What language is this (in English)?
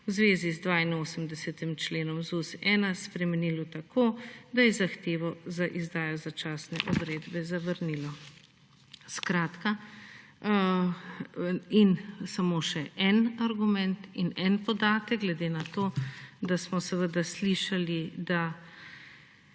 Slovenian